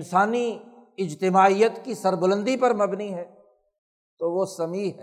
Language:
Urdu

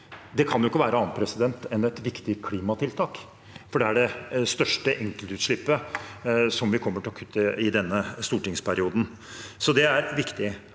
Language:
Norwegian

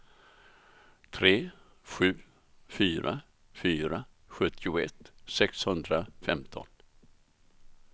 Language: Swedish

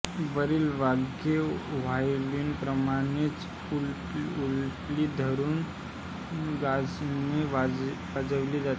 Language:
Marathi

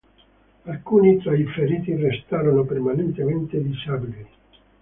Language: Italian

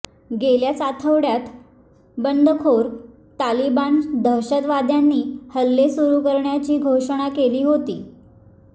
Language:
Marathi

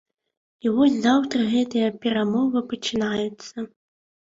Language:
Belarusian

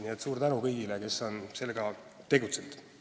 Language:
Estonian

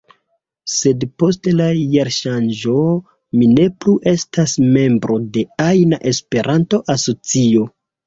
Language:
Esperanto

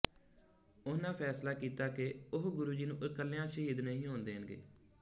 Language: Punjabi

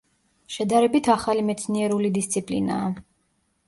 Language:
Georgian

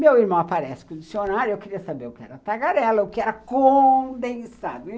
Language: Portuguese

